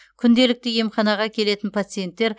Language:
Kazakh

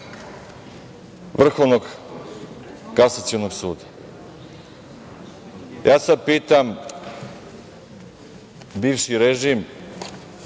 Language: Serbian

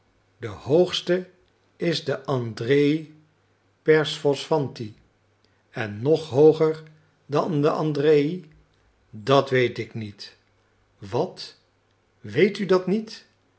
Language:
Dutch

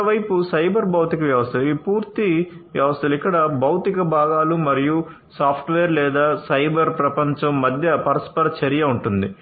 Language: Telugu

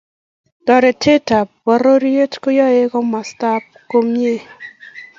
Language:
Kalenjin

